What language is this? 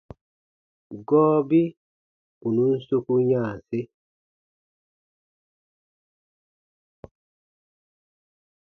Baatonum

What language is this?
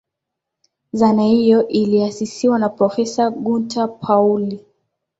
Swahili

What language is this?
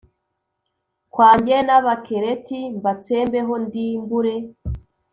Kinyarwanda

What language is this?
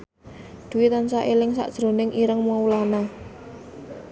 Javanese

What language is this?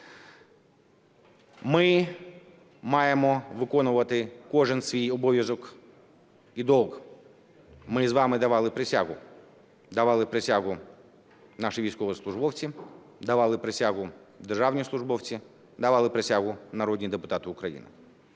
Ukrainian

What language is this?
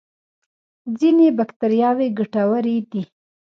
Pashto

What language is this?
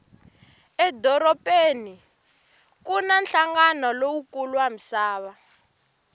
Tsonga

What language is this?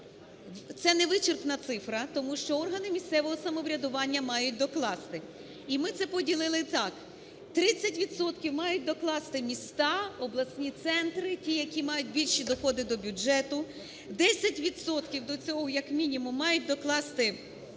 Ukrainian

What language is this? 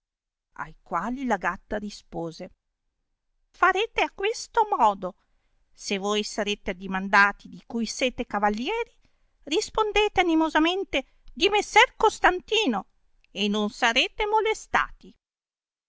Italian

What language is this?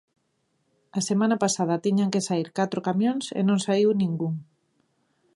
Galician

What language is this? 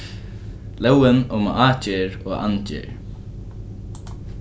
Faroese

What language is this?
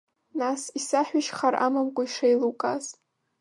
Abkhazian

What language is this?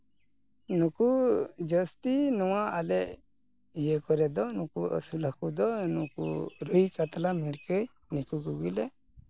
Santali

